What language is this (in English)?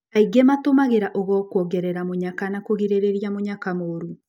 Kikuyu